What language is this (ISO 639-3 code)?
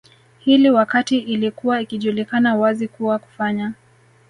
swa